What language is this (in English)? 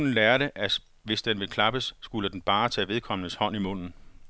Danish